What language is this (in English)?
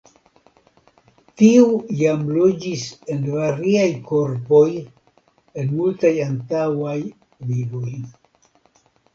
Esperanto